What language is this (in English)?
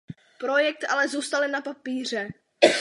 Czech